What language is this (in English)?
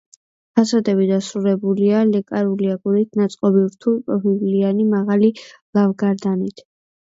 Georgian